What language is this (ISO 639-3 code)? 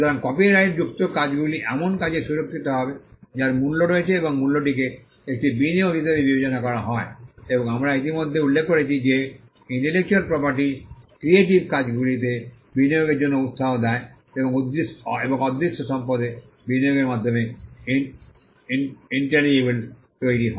ben